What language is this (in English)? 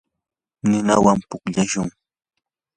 Yanahuanca Pasco Quechua